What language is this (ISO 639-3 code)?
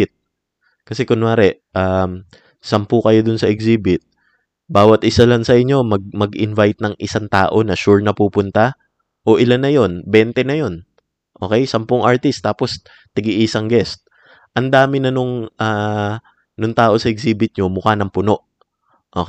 fil